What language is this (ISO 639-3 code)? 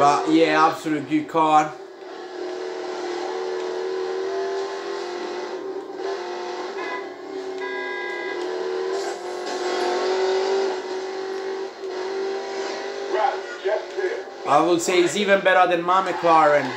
eng